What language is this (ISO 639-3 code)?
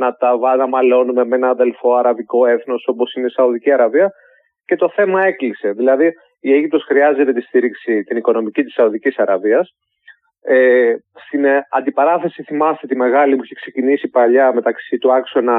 ell